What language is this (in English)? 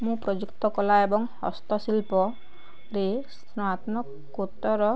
Odia